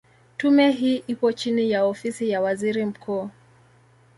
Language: Swahili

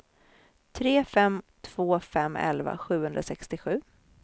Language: Swedish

